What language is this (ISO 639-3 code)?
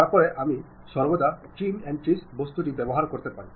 ben